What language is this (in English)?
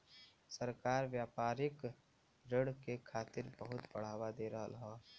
Bhojpuri